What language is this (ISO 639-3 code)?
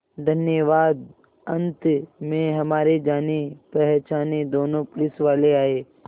hin